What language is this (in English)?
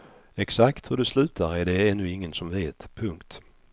Swedish